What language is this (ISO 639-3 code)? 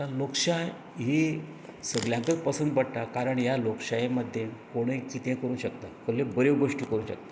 kok